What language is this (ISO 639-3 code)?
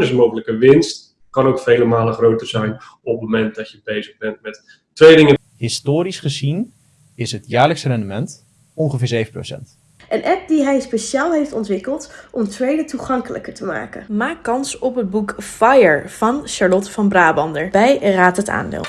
nld